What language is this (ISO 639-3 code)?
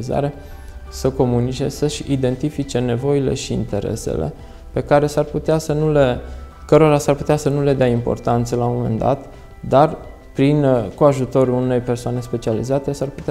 ron